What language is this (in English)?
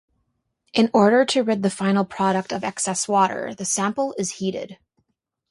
English